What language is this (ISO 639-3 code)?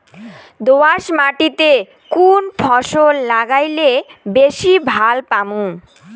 ben